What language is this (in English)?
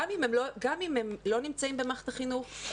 Hebrew